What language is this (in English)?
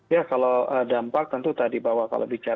Indonesian